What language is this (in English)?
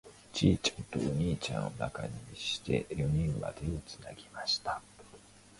Japanese